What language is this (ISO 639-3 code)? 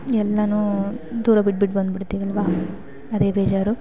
kan